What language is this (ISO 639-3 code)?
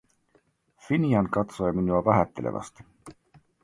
fin